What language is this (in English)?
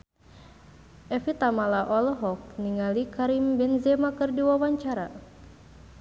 Sundanese